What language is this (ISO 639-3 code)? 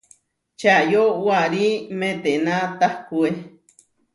var